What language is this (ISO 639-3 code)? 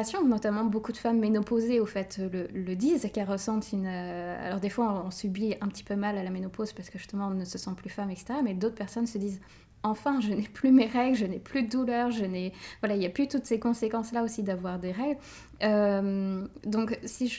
fra